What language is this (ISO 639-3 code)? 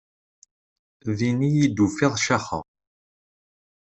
kab